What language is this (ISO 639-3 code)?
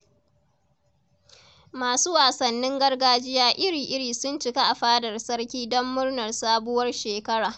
hau